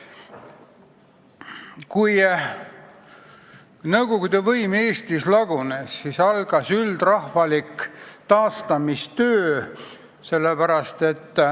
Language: Estonian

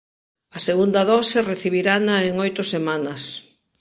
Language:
Galician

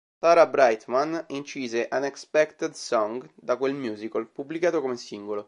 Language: Italian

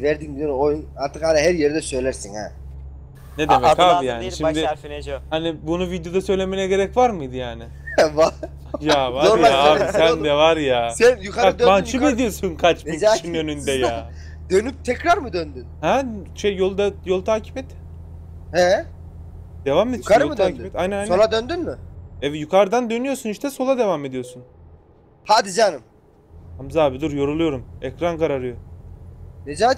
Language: Turkish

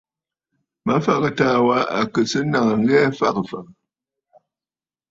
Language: Bafut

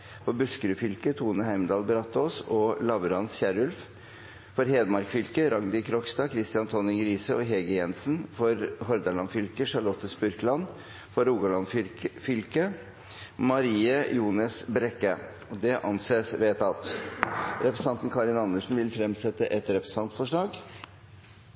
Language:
Norwegian Bokmål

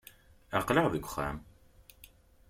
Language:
Kabyle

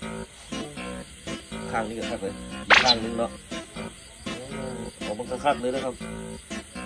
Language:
Thai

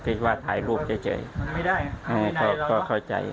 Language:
Thai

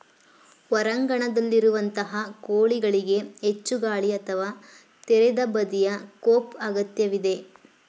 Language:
Kannada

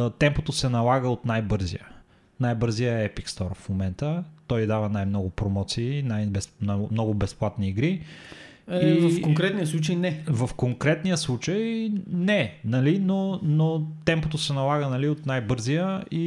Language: Bulgarian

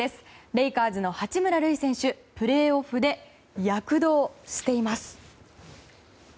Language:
Japanese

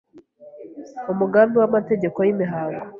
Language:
Kinyarwanda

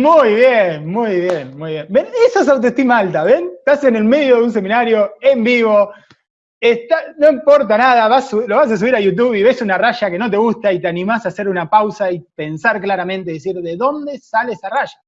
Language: Spanish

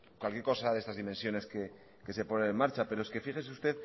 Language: Spanish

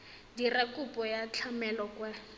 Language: Tswana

